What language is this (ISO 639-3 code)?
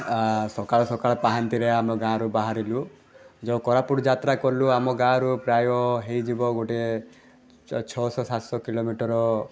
ori